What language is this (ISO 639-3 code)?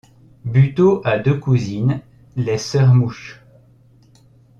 fra